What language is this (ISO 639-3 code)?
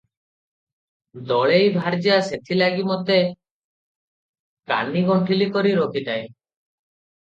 ori